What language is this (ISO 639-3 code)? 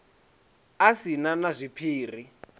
ven